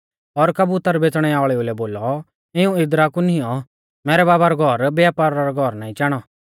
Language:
Mahasu Pahari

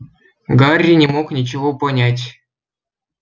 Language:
Russian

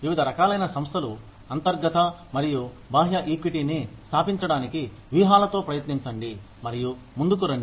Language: Telugu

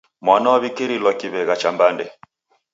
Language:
Taita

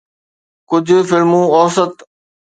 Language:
Sindhi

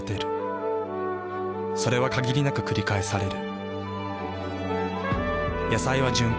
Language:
Japanese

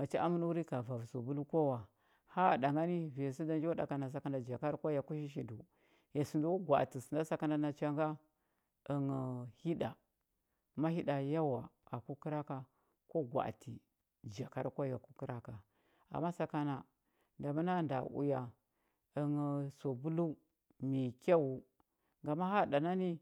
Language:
Huba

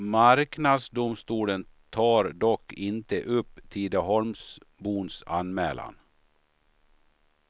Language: Swedish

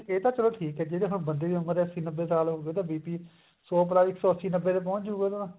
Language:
Punjabi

